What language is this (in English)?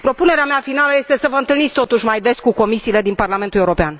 Romanian